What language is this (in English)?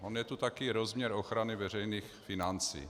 Czech